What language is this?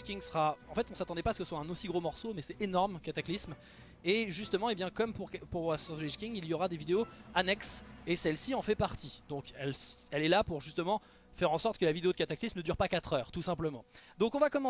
French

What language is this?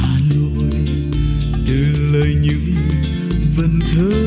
Vietnamese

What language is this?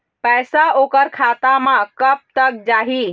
Chhattisgarhi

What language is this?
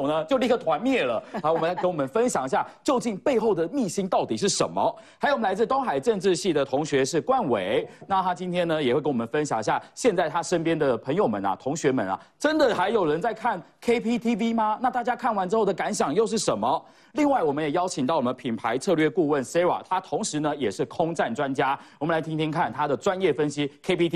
Chinese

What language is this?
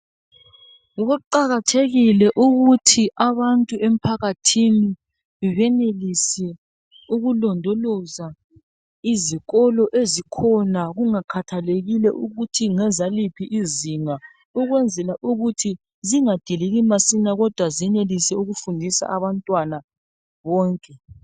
North Ndebele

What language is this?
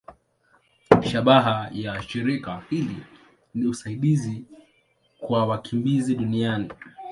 Swahili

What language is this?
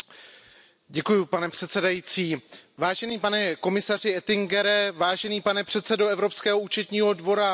Czech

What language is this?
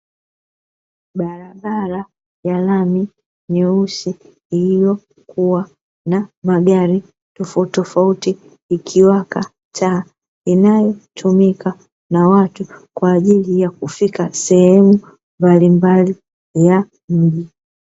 Swahili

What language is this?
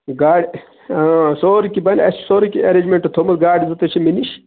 Kashmiri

